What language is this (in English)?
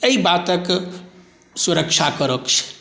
Maithili